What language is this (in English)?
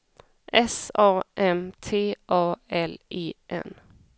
Swedish